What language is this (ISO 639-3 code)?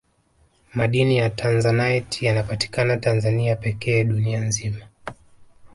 swa